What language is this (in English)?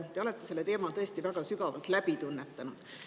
Estonian